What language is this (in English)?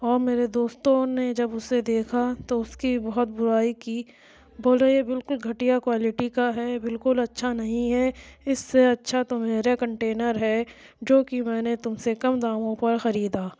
Urdu